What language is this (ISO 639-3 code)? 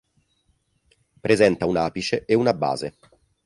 ita